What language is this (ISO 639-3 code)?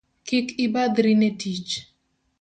luo